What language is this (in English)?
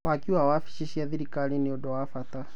Kikuyu